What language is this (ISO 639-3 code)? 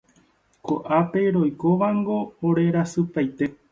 grn